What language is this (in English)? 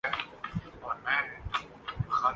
Urdu